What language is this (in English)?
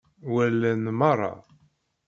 Kabyle